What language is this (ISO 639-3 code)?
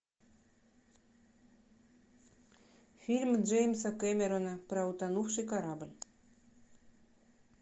rus